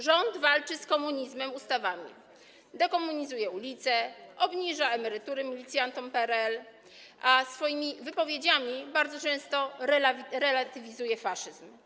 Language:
Polish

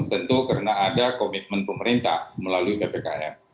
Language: Indonesian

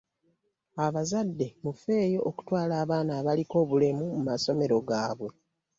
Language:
Ganda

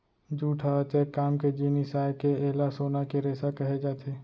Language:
Chhattisgarhi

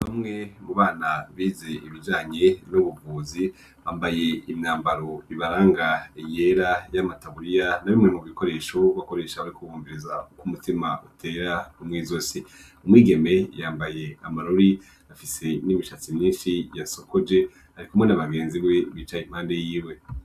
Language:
Rundi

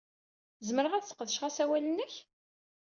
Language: Kabyle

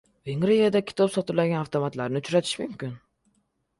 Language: Uzbek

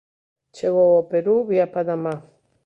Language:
Galician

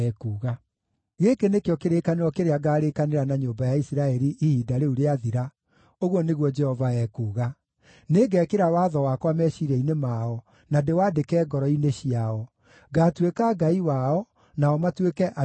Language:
Kikuyu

